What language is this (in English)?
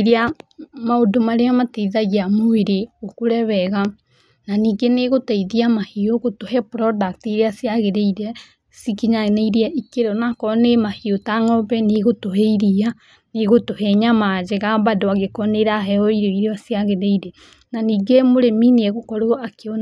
Kikuyu